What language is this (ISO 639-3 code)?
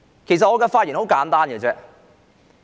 yue